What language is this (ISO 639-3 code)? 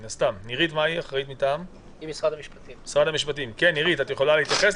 heb